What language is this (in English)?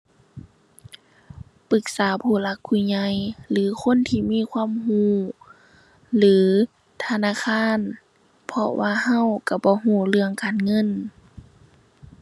Thai